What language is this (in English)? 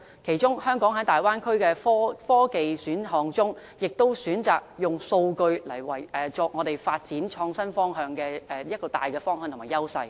Cantonese